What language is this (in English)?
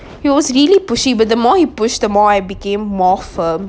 English